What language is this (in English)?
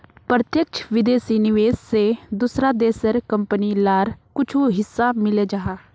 Magahi